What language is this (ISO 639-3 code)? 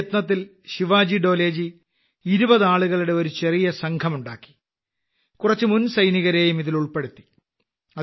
mal